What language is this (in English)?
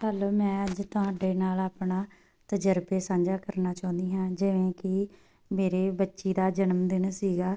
Punjabi